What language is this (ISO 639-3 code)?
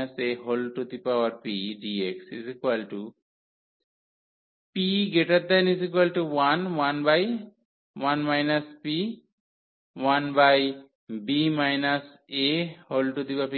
ben